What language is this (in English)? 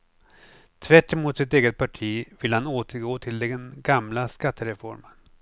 Swedish